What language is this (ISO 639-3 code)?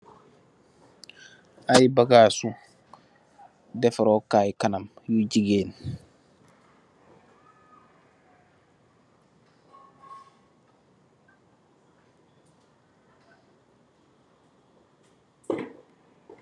wol